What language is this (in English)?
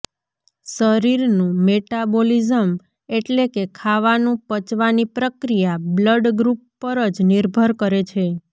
Gujarati